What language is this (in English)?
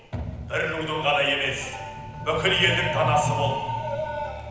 Kazakh